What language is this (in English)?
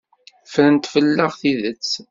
Kabyle